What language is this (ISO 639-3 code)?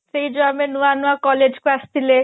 ori